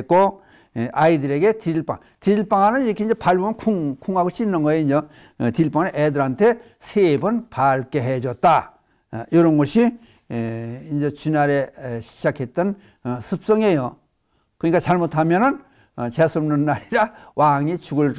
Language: Korean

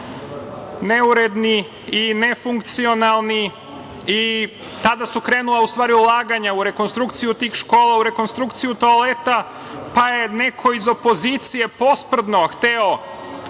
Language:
Serbian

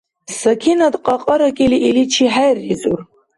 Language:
Dargwa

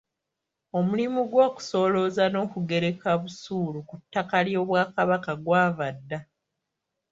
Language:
Ganda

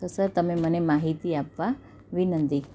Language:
Gujarati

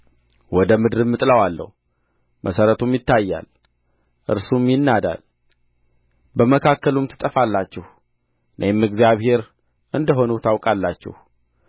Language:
Amharic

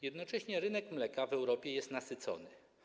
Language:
Polish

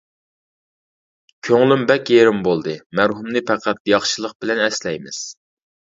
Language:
Uyghur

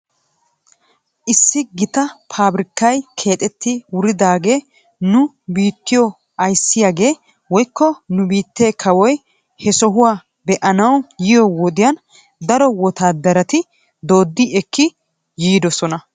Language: Wolaytta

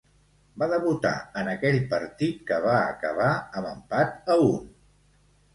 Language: Catalan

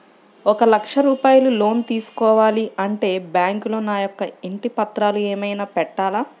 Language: Telugu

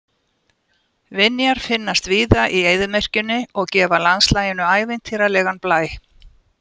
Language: Icelandic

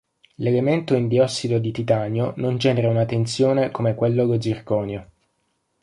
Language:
Italian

